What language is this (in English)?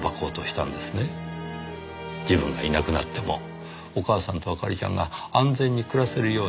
Japanese